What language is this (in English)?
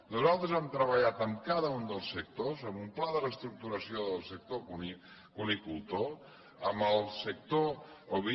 Catalan